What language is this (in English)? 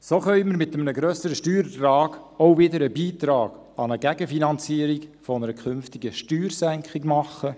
Swiss German